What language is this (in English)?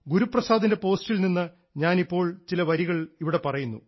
Malayalam